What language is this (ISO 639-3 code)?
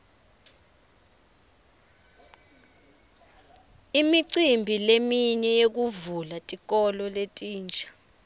ssw